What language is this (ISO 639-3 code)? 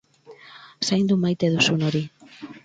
eus